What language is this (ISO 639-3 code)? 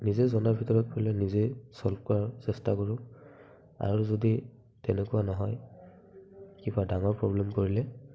asm